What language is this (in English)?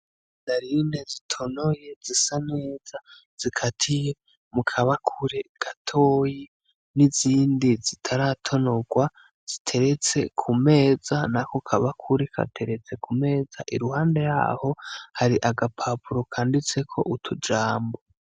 Rundi